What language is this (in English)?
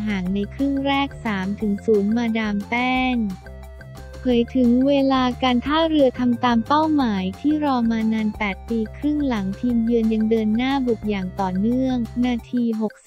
Thai